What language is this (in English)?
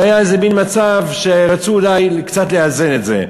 Hebrew